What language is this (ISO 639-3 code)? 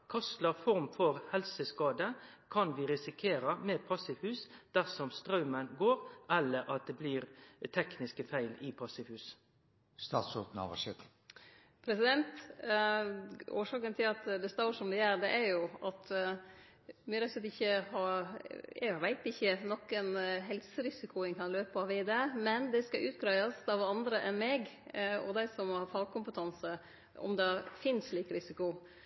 nno